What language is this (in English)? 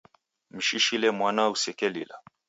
Taita